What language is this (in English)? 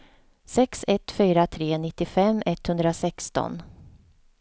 Swedish